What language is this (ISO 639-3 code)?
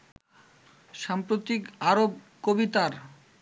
ben